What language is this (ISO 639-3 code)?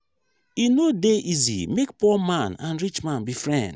pcm